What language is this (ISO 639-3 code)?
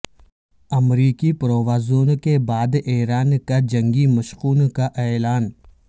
urd